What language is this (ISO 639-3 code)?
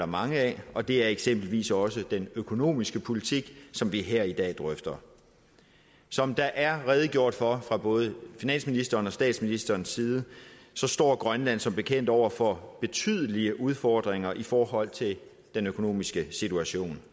dan